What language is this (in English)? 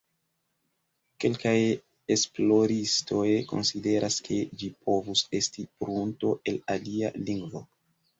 Esperanto